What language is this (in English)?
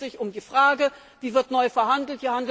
German